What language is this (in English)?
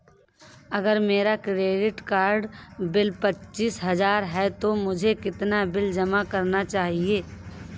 Hindi